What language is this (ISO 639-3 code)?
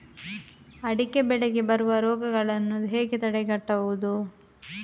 kan